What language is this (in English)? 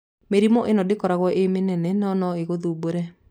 Kikuyu